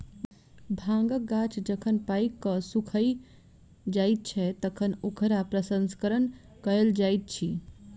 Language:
Maithili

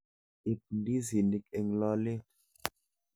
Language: Kalenjin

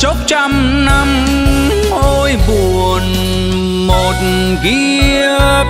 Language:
Vietnamese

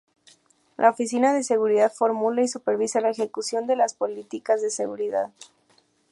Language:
Spanish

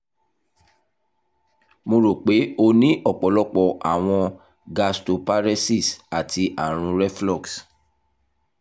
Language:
Yoruba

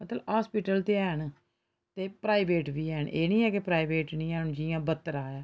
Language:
Dogri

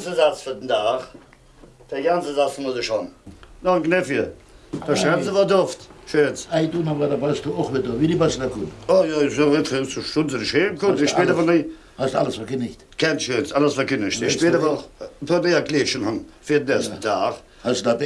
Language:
German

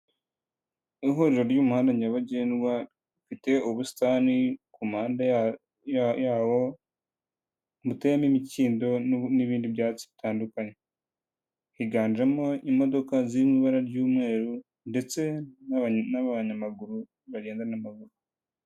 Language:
Kinyarwanda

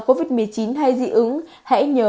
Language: Vietnamese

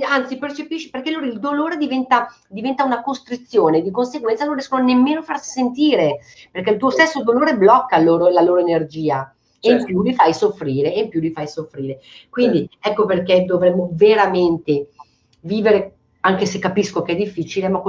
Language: Italian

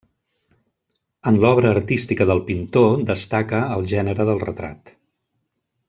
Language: Catalan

